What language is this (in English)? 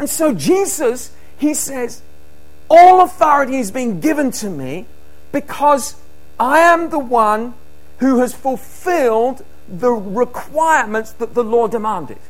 English